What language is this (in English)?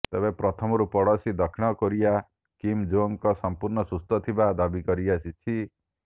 Odia